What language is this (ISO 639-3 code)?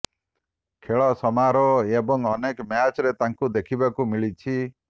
ori